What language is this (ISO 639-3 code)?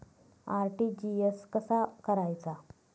mar